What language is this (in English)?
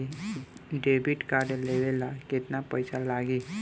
Bhojpuri